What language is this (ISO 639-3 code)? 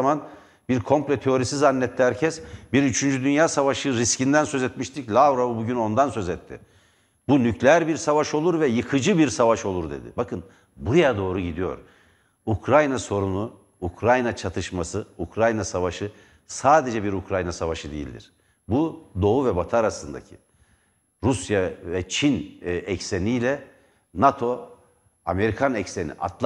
tur